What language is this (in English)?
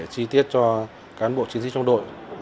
Vietnamese